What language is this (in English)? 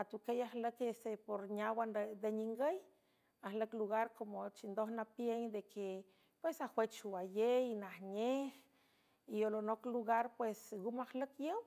San Francisco Del Mar Huave